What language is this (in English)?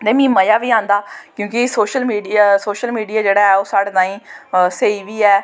Dogri